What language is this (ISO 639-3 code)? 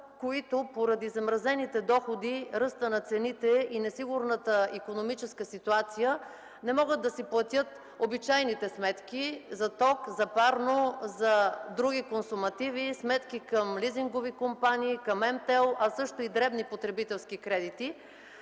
bul